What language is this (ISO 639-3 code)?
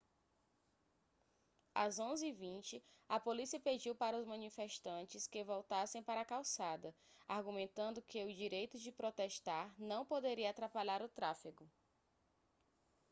por